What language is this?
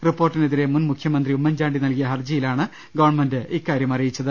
Malayalam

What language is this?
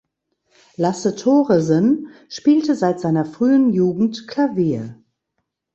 German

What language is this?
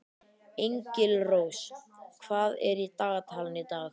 Icelandic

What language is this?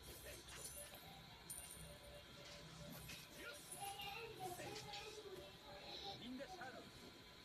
Indonesian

